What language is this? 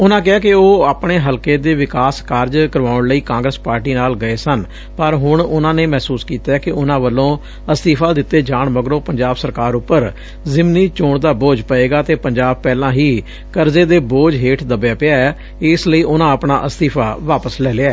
Punjabi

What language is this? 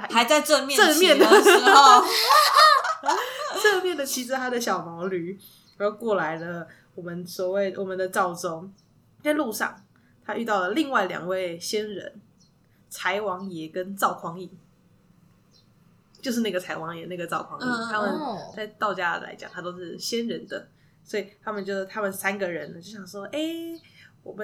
Chinese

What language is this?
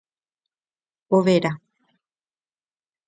Guarani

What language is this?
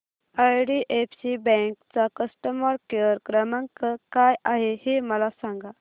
Marathi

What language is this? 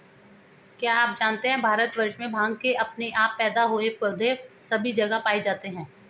Hindi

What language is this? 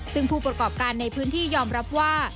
Thai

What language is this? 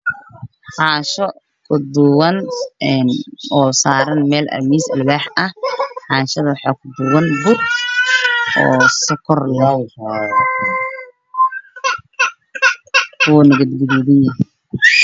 Somali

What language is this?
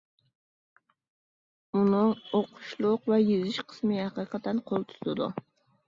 Uyghur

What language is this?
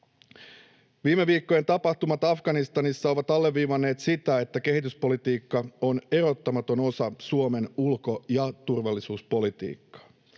Finnish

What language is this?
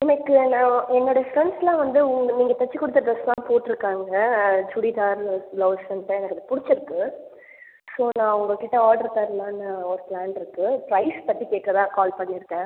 Tamil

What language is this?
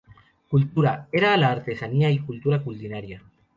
Spanish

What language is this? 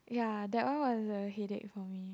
English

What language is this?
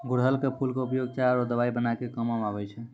Maithili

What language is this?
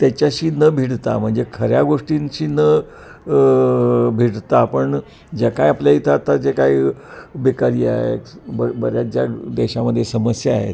Marathi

